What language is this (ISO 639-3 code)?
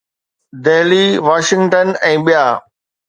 snd